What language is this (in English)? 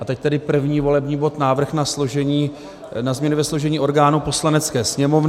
Czech